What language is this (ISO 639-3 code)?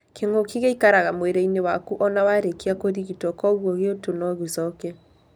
kik